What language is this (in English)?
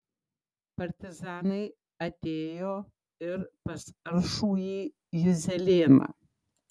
Lithuanian